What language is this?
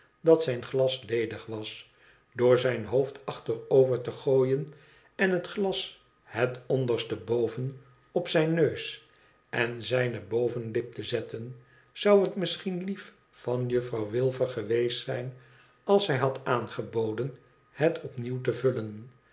Dutch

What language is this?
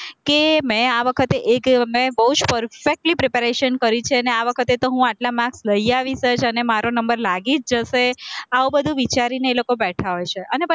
Gujarati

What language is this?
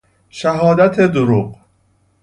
Persian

